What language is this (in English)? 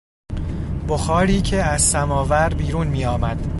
Persian